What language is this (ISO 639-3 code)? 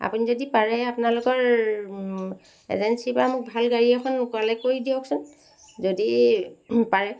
asm